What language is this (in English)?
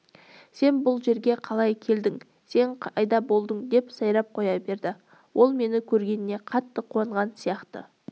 Kazakh